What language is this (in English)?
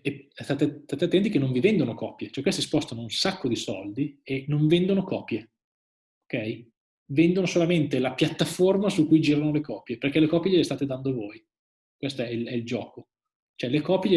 Italian